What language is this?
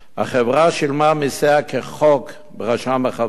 Hebrew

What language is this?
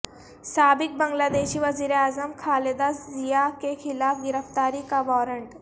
Urdu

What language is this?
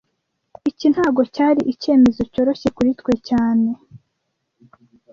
Kinyarwanda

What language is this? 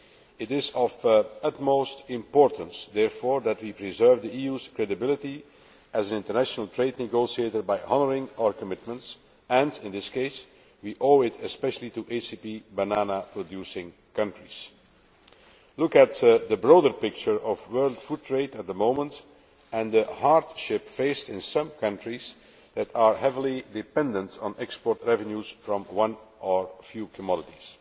English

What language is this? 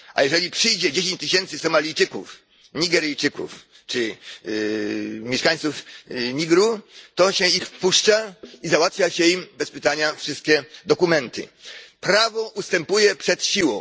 Polish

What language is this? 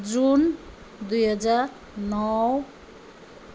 Nepali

